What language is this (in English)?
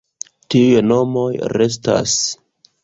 Esperanto